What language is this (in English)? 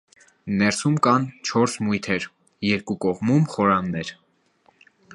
Armenian